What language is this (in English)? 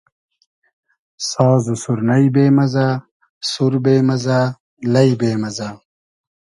Hazaragi